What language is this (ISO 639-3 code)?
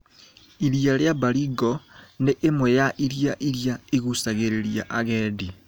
kik